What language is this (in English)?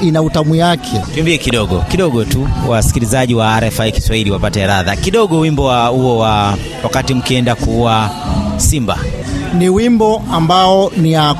Swahili